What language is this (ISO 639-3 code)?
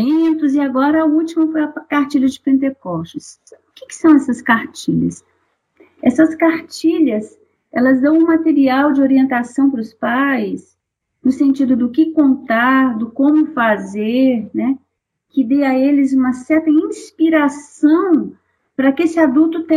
por